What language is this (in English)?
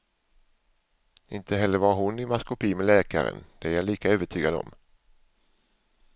Swedish